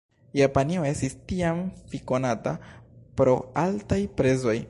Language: Esperanto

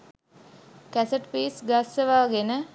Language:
Sinhala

